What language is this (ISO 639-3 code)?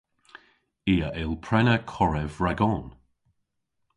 cor